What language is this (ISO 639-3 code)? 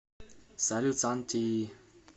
rus